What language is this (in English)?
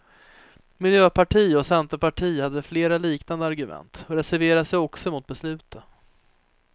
Swedish